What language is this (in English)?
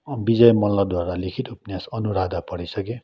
Nepali